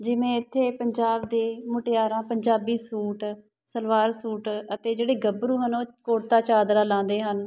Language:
Punjabi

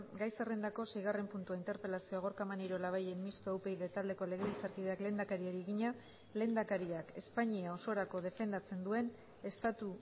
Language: Basque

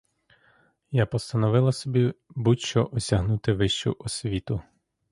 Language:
Ukrainian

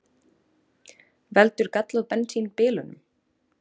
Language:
Icelandic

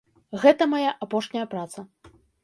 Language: Belarusian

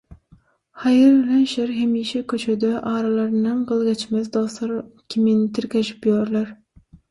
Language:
Turkmen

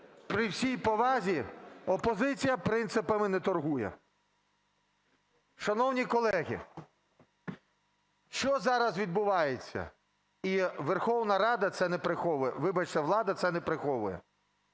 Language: Ukrainian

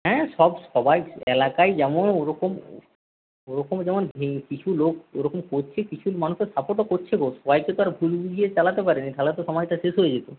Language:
Bangla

